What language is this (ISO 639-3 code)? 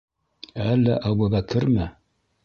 bak